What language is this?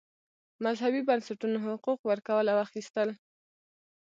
Pashto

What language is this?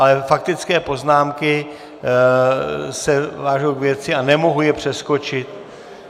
Czech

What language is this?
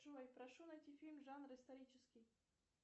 Russian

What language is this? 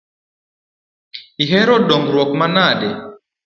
Luo (Kenya and Tanzania)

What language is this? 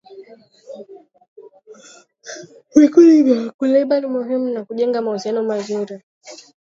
Swahili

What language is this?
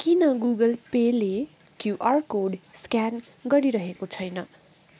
Nepali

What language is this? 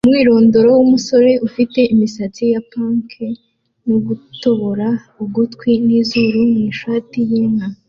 Kinyarwanda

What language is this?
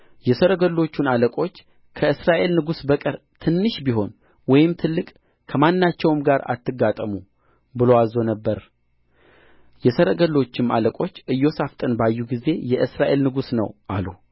Amharic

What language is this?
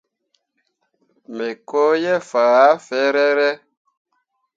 Mundang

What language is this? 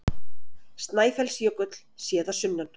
Icelandic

